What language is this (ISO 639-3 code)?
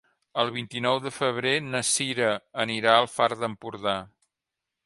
cat